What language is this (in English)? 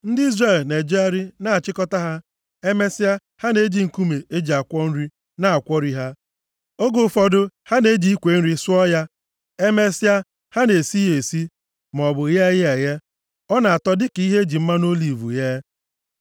Igbo